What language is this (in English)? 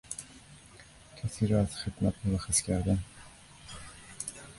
Persian